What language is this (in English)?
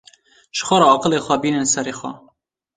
Kurdish